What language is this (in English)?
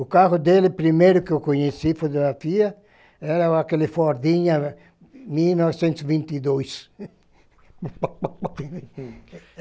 Portuguese